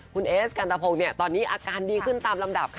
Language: Thai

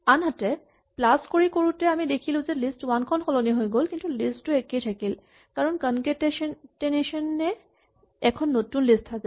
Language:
Assamese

